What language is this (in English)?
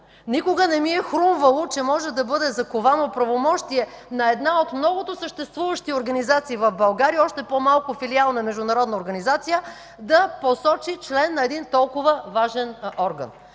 Bulgarian